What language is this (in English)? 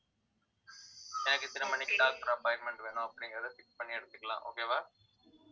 Tamil